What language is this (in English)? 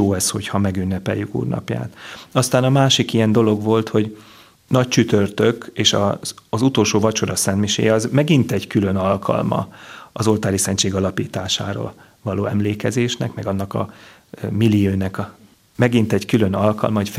Hungarian